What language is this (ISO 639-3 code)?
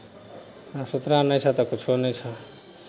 mai